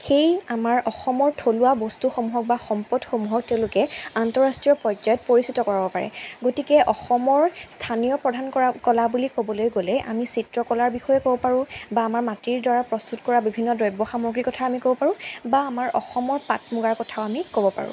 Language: Assamese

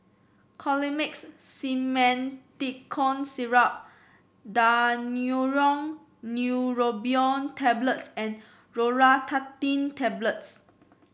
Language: English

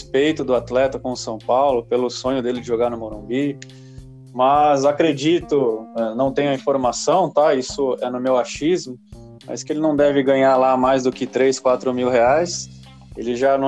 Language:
Portuguese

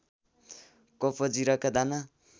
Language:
Nepali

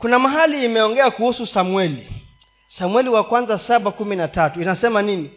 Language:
Swahili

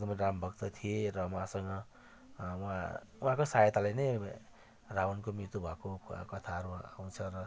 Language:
Nepali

